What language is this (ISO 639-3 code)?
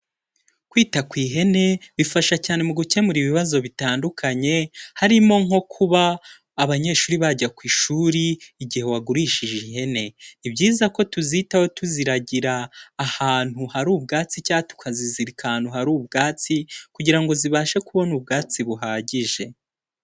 kin